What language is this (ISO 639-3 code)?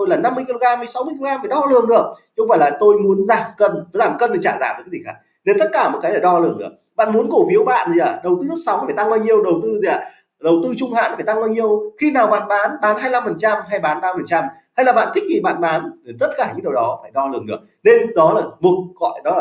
vie